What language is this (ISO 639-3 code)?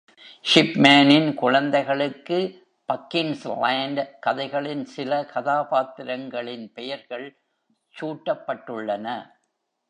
tam